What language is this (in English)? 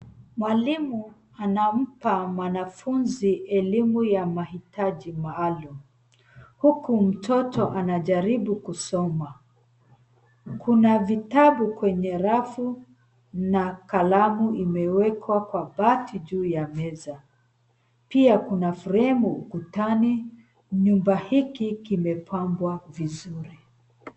Swahili